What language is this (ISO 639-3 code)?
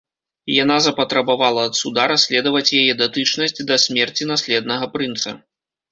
bel